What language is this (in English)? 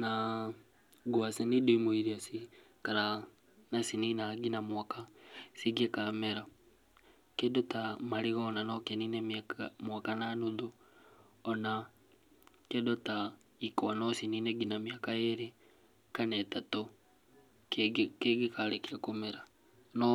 Kikuyu